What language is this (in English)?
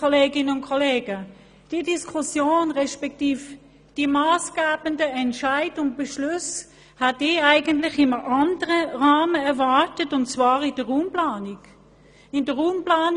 Swiss German